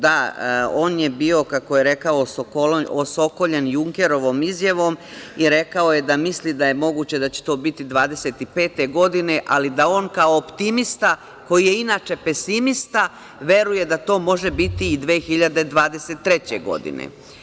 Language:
Serbian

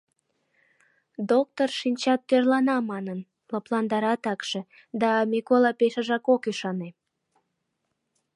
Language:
Mari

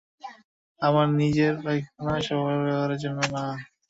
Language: Bangla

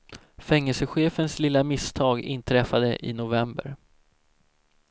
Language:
Swedish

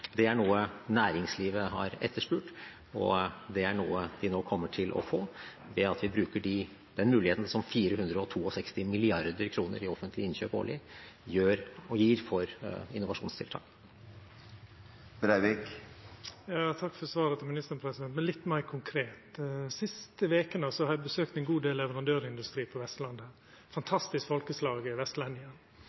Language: Norwegian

